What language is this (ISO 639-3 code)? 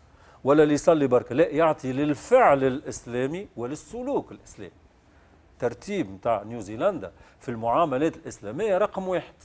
ara